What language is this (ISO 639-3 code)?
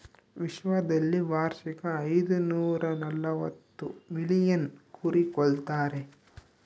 kan